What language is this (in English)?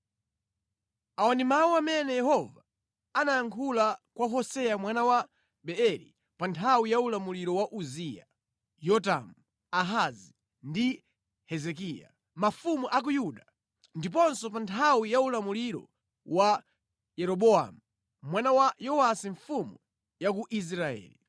Nyanja